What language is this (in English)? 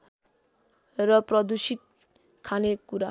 Nepali